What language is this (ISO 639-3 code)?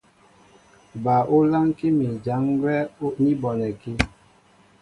mbo